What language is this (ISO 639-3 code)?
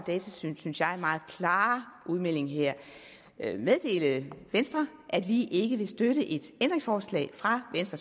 dan